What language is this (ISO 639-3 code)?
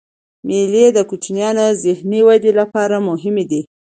pus